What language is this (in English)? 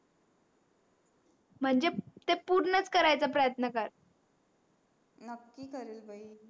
Marathi